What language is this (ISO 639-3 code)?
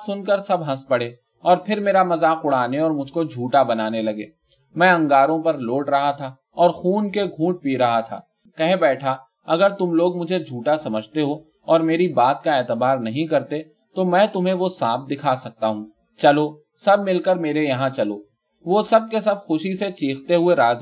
urd